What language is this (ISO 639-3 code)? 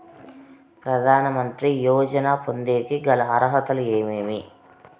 tel